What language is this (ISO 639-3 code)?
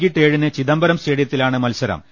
mal